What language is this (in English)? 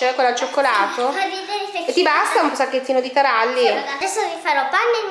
Italian